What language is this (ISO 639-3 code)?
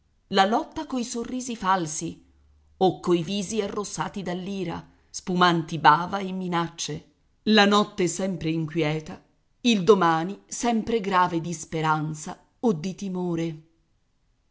ita